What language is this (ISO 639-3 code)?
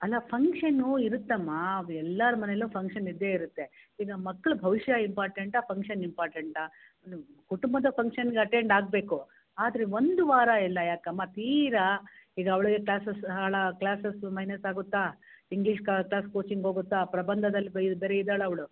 kan